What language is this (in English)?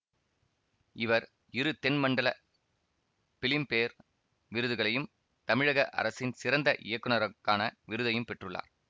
Tamil